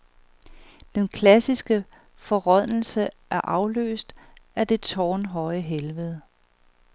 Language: Danish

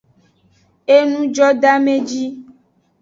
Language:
Aja (Benin)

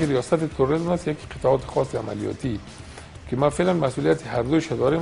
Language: Persian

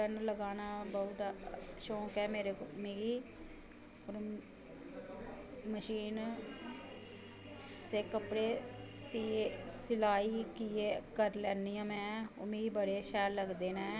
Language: Dogri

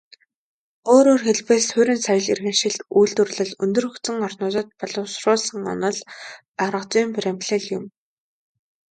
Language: Mongolian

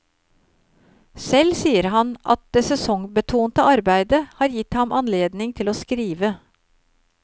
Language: Norwegian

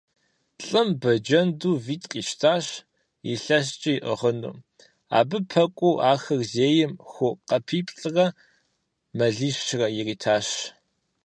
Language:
Kabardian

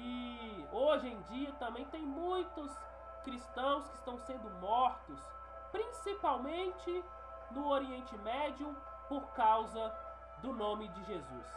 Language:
Portuguese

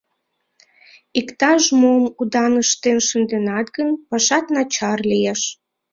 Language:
Mari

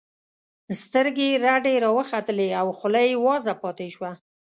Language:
Pashto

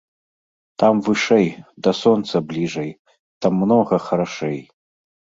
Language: Belarusian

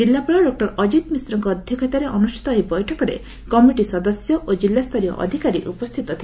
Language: Odia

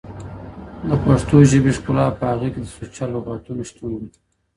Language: Pashto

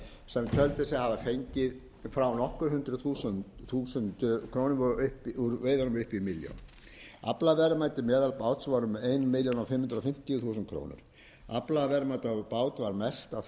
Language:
Icelandic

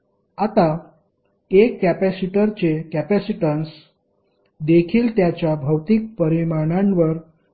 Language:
Marathi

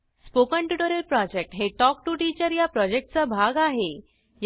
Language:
Marathi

